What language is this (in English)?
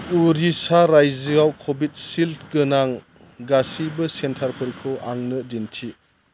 Bodo